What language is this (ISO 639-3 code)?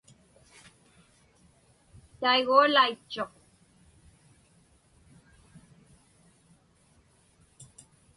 ipk